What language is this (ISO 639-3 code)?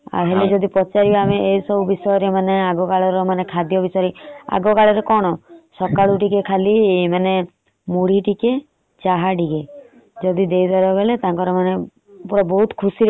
ori